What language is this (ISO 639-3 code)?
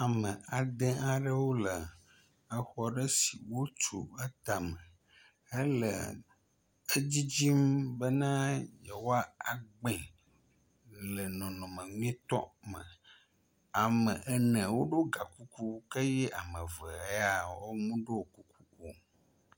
ewe